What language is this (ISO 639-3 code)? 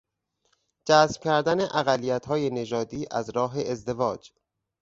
fas